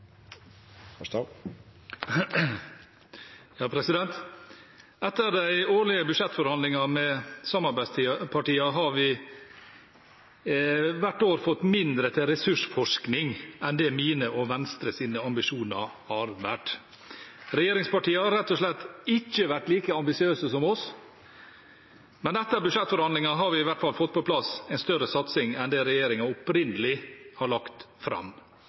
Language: Norwegian Bokmål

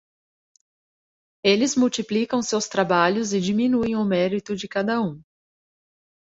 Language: Portuguese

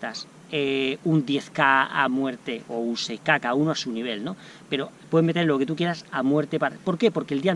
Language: Spanish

